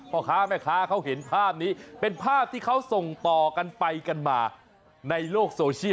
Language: Thai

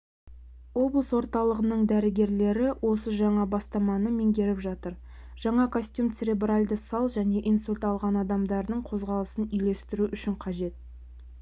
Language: Kazakh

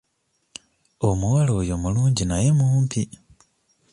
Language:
Ganda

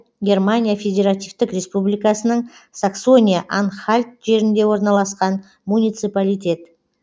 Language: Kazakh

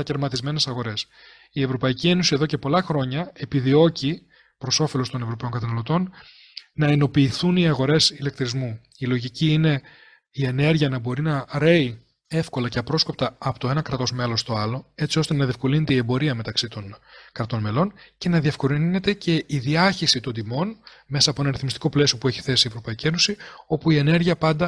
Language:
Greek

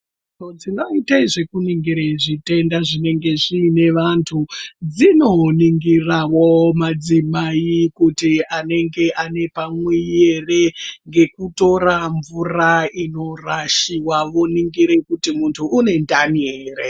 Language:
Ndau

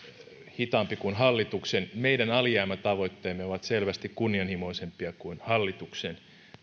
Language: Finnish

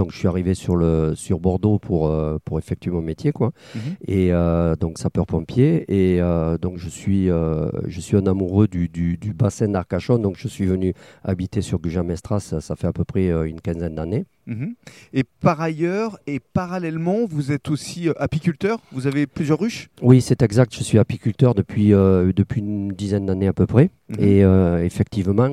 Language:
French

